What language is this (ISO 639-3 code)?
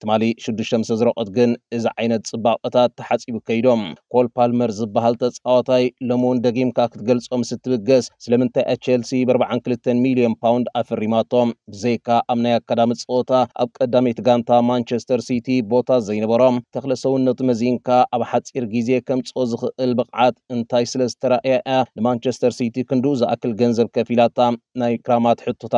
ara